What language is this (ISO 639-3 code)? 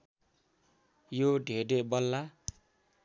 nep